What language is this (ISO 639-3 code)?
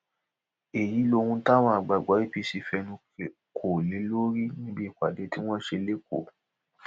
yor